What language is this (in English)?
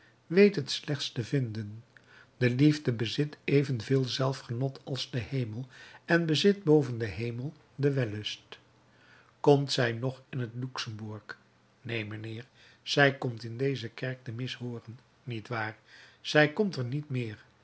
Dutch